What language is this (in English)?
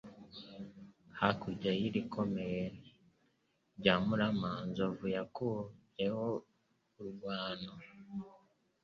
Kinyarwanda